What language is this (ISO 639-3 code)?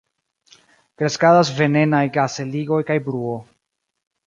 epo